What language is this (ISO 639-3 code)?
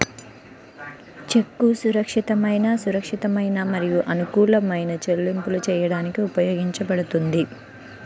tel